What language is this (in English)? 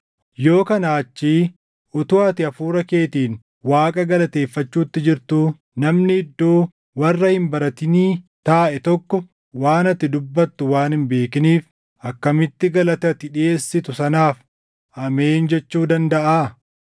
Oromo